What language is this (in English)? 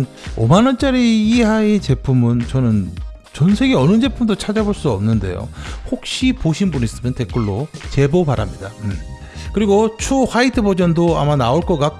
Korean